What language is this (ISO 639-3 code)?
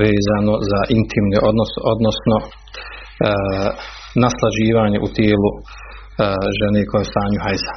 hrv